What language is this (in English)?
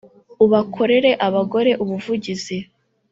Kinyarwanda